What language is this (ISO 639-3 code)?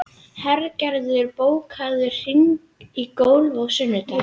isl